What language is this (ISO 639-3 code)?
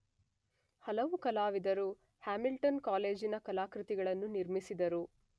kan